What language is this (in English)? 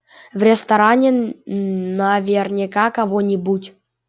Russian